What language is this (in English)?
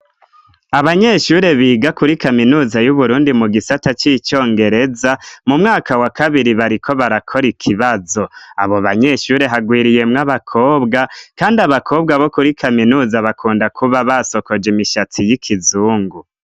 Rundi